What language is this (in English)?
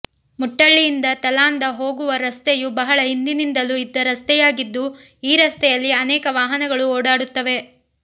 Kannada